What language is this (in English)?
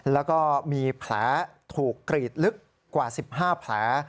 Thai